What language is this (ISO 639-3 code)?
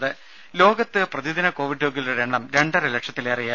mal